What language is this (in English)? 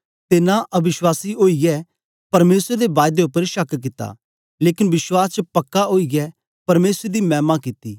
Dogri